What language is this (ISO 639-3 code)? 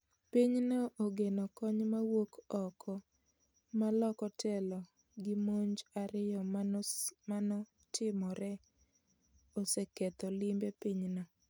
luo